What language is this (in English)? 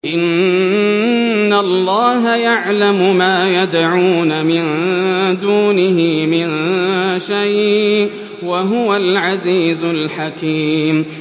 Arabic